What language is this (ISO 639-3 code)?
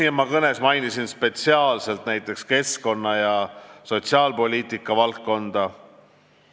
est